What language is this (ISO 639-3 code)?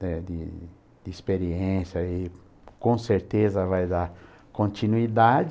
por